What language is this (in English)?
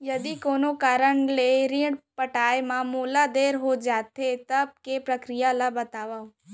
Chhattisgarhi